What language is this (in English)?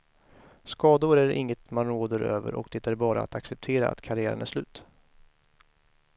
Swedish